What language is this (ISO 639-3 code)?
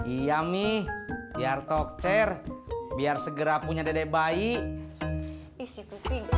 ind